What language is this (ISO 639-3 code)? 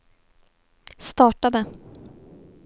swe